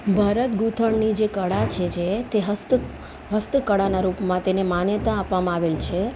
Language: Gujarati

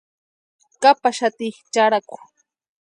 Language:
Western Highland Purepecha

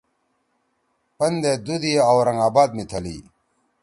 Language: Torwali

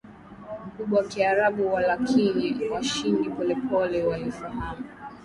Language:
Swahili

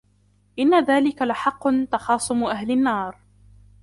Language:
Arabic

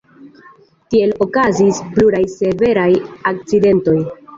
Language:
Esperanto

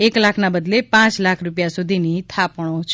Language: Gujarati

